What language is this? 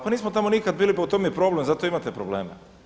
Croatian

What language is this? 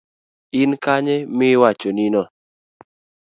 Luo (Kenya and Tanzania)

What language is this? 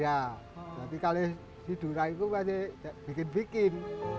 Indonesian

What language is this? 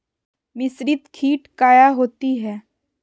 Magahi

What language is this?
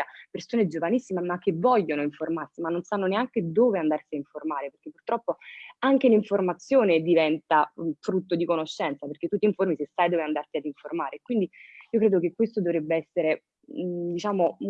Italian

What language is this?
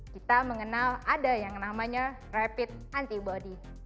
Indonesian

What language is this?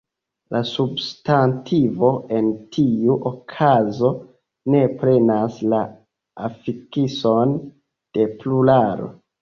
Esperanto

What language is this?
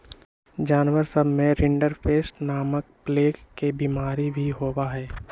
Magahi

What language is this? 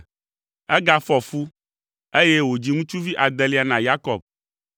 Ewe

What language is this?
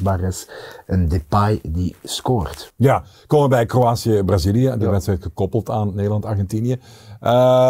Dutch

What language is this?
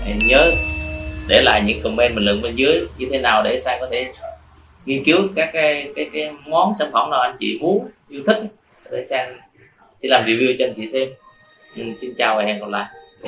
Vietnamese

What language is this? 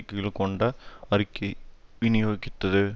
Tamil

